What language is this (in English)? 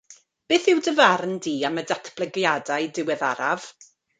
Welsh